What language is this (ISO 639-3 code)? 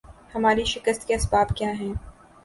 urd